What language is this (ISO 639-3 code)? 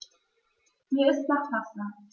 deu